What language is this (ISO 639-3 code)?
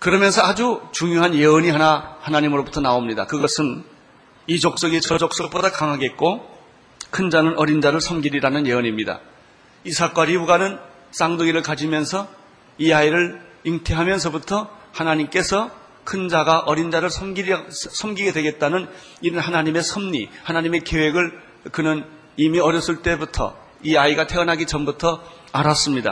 kor